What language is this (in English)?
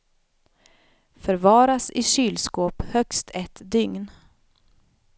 Swedish